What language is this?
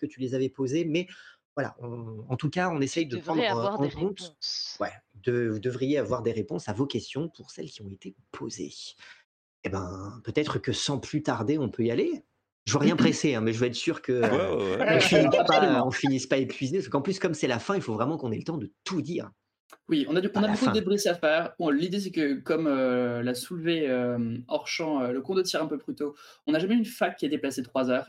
French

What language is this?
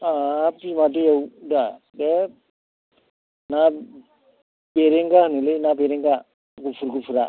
Bodo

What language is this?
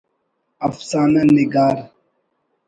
Brahui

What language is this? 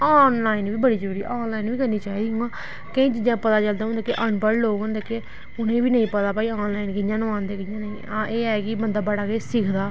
Dogri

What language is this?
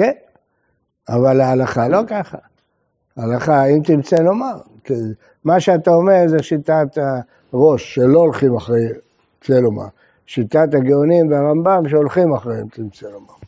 Hebrew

